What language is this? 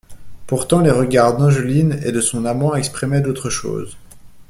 French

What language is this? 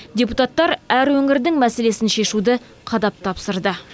Kazakh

